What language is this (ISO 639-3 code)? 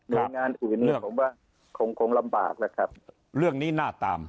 tha